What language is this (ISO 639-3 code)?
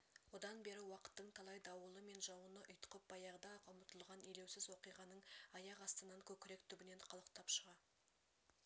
kaz